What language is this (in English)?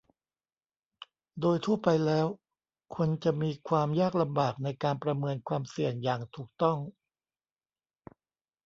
Thai